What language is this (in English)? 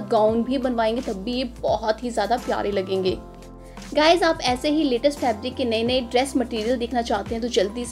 Hindi